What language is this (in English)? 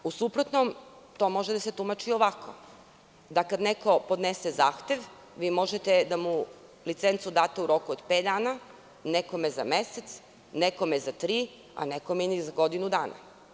Serbian